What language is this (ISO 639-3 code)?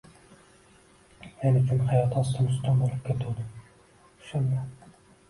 uzb